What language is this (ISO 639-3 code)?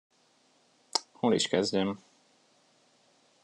hun